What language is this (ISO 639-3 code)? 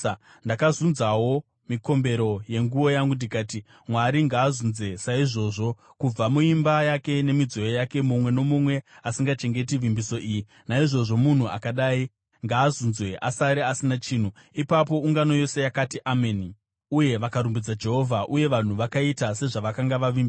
sna